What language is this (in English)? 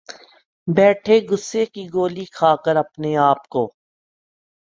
Urdu